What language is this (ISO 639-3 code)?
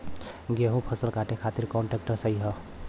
bho